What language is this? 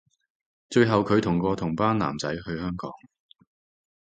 Cantonese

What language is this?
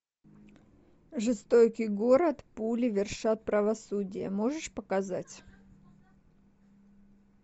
Russian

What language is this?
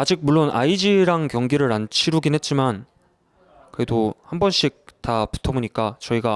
Korean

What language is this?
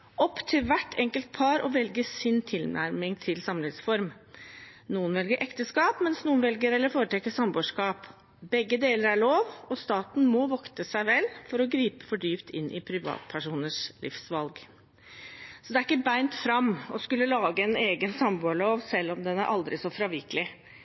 Norwegian Bokmål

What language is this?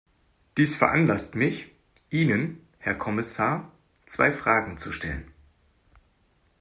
German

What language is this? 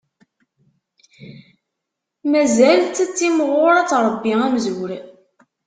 Kabyle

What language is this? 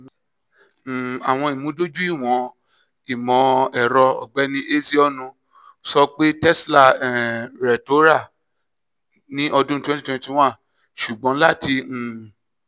Yoruba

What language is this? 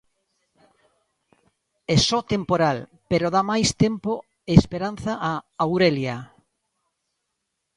Galician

